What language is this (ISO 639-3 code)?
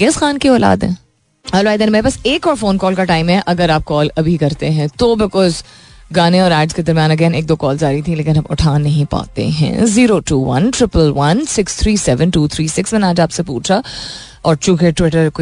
hin